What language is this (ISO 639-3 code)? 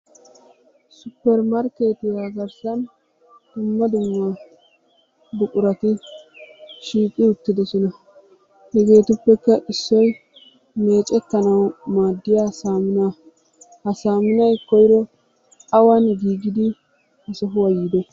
wal